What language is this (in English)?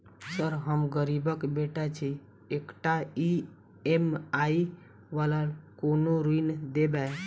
Maithili